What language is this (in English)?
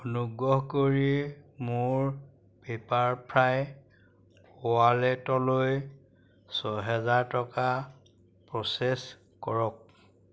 Assamese